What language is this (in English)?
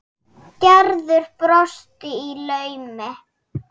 Icelandic